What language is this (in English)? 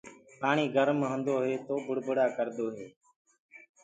Gurgula